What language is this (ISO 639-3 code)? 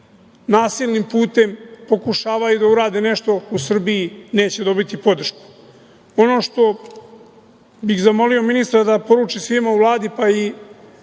srp